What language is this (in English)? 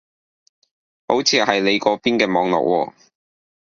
Cantonese